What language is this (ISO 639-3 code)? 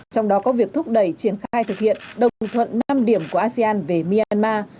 vie